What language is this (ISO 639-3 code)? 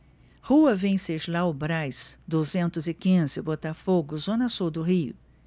por